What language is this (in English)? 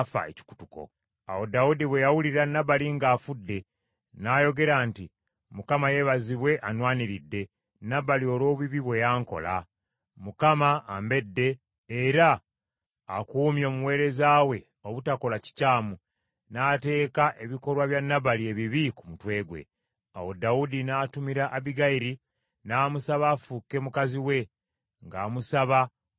Ganda